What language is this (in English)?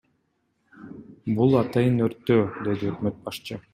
Kyrgyz